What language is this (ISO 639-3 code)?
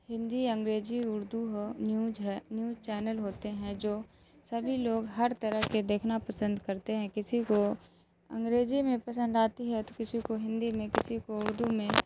urd